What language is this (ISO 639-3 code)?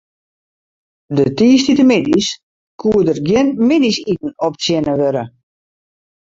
fry